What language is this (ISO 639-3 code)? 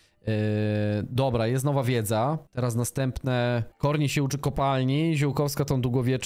pol